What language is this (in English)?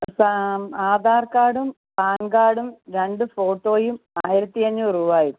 Malayalam